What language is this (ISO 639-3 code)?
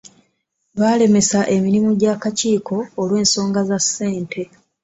lug